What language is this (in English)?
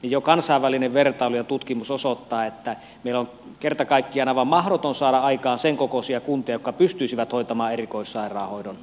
Finnish